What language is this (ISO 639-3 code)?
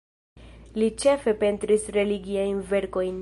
epo